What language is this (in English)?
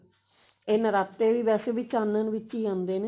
Punjabi